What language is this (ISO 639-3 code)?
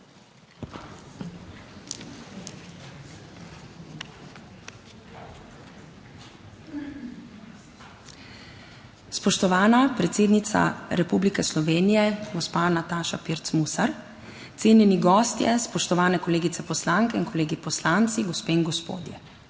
slv